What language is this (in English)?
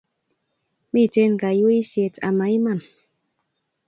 Kalenjin